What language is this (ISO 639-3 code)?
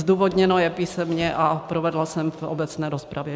ces